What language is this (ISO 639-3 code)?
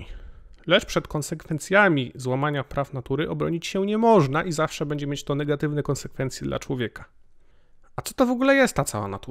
pol